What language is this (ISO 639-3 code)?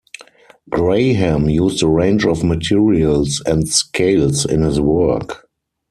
eng